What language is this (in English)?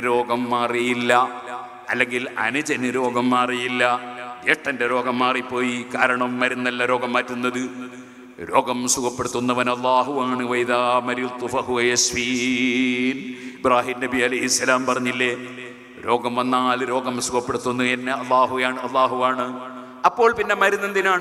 Malayalam